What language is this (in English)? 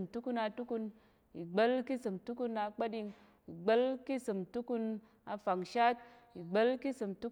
Tarok